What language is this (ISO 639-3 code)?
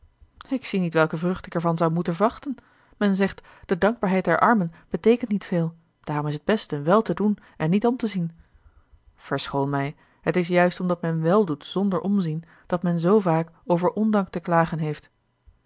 nld